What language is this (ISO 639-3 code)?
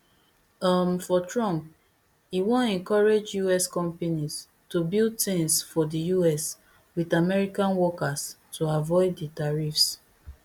pcm